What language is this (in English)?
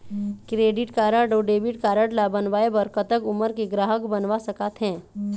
Chhattisgarhi